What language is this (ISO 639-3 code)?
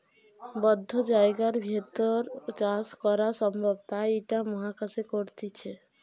ben